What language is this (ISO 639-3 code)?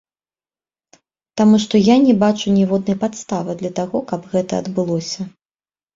bel